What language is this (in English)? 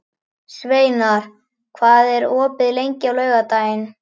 Icelandic